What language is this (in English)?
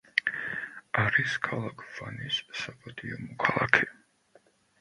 Georgian